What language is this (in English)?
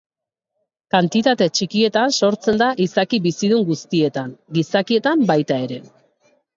Basque